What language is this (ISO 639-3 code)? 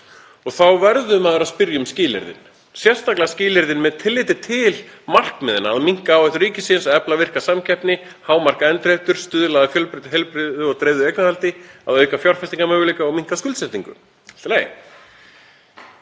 isl